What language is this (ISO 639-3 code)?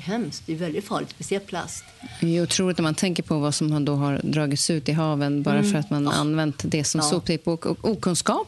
swe